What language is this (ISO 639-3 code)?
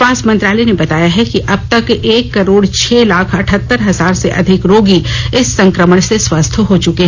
hin